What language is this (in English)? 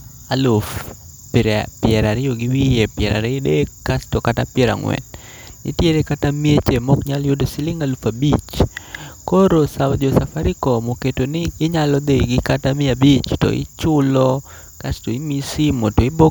Luo (Kenya and Tanzania)